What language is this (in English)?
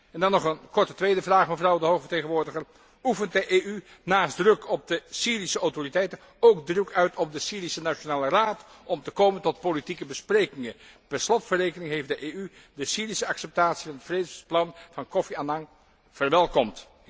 Dutch